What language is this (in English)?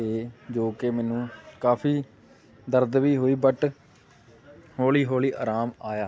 Punjabi